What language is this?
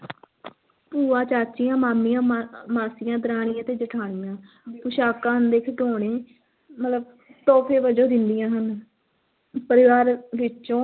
Punjabi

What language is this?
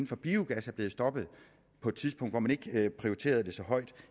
Danish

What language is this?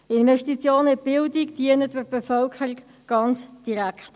Swiss German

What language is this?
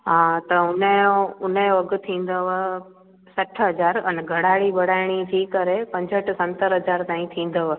Sindhi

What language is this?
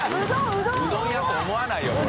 Japanese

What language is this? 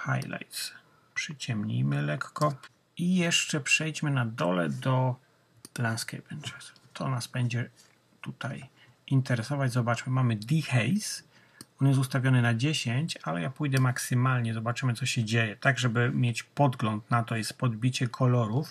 Polish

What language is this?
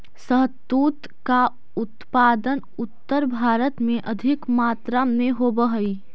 Magahi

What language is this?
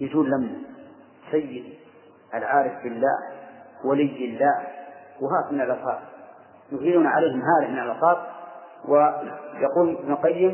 Arabic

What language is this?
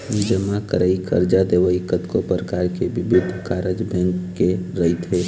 Chhattisgarhi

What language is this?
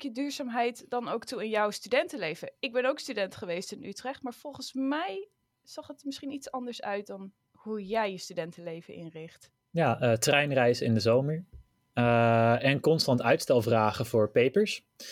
Dutch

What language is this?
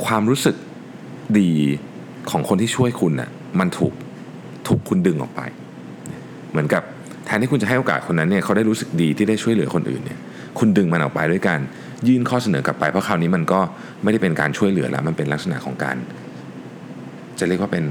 Thai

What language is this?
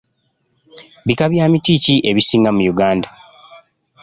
Ganda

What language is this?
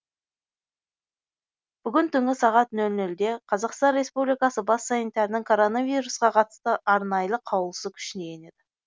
Kazakh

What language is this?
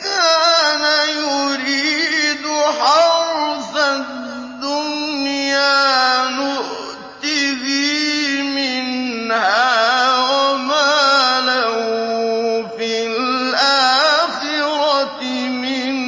Arabic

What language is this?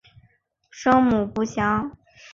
Chinese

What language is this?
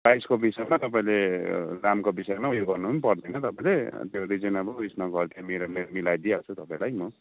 Nepali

